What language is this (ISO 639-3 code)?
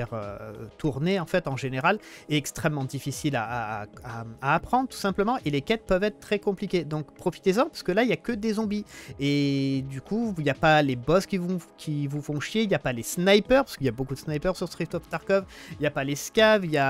fra